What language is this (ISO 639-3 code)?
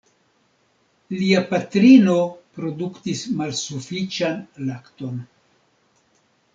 epo